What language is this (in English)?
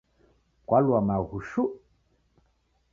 Taita